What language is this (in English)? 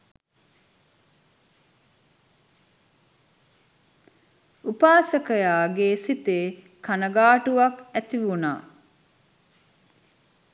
Sinhala